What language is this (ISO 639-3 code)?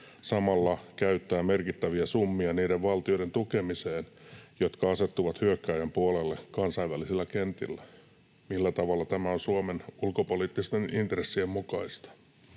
fin